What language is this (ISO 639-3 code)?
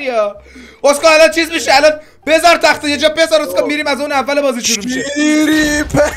fas